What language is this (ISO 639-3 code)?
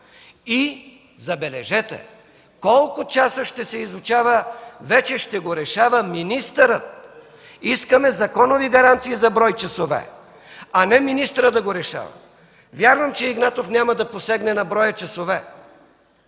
bul